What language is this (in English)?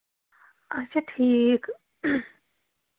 Kashmiri